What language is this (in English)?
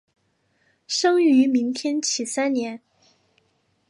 Chinese